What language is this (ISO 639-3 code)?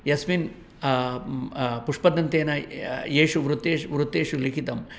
san